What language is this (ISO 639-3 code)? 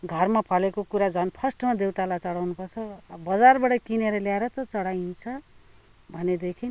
nep